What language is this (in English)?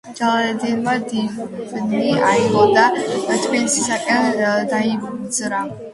Georgian